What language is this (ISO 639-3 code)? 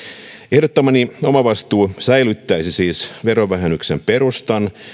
fin